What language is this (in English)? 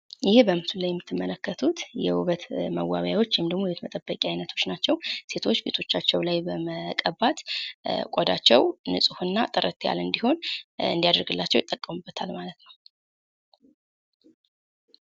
Amharic